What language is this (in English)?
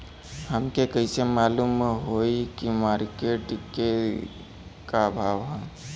Bhojpuri